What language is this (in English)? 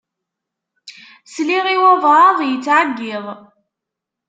Kabyle